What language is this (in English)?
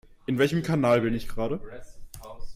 German